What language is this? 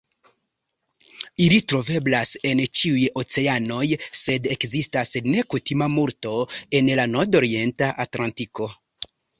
Esperanto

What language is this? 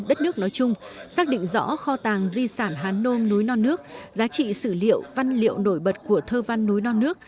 Vietnamese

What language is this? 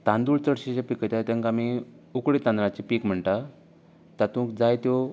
Konkani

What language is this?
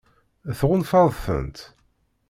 Kabyle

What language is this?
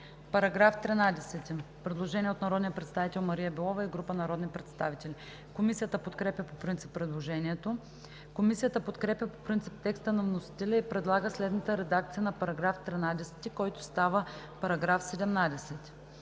Bulgarian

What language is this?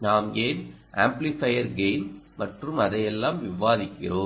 Tamil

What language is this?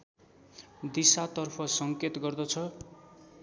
Nepali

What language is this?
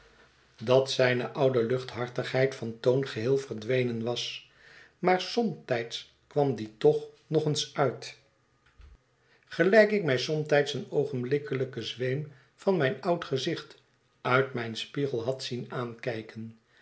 Dutch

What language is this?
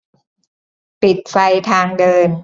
Thai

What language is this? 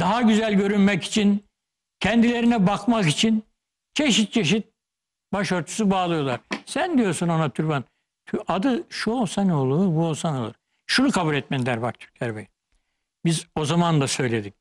Turkish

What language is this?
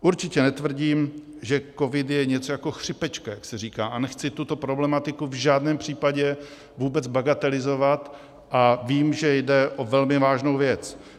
Czech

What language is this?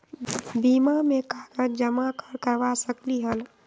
Magahi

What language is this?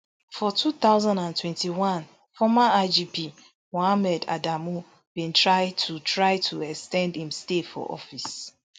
Nigerian Pidgin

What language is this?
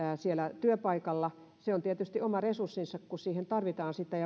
Finnish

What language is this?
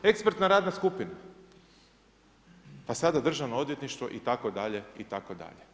Croatian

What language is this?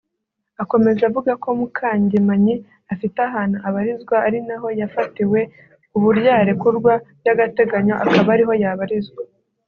Kinyarwanda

